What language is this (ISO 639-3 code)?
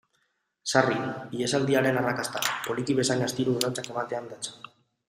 eus